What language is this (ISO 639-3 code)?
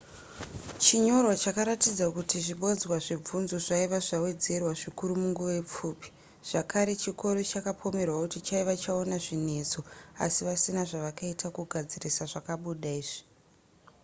sna